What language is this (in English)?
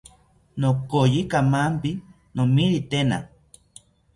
South Ucayali Ashéninka